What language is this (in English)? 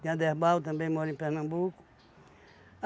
Portuguese